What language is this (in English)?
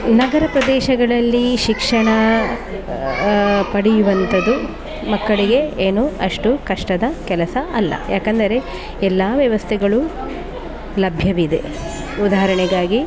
Kannada